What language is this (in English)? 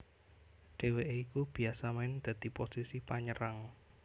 Javanese